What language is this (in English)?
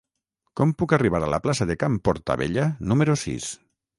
Catalan